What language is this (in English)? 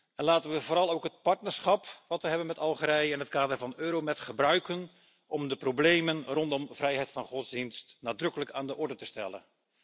Dutch